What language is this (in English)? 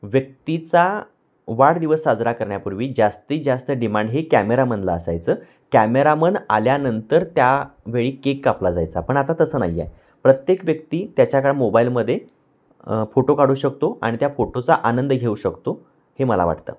Marathi